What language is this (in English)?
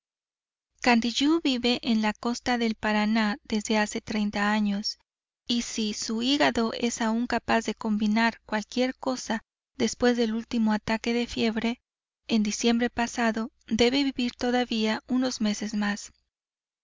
Spanish